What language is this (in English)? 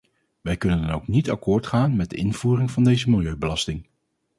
Dutch